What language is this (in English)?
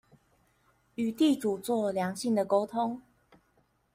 Chinese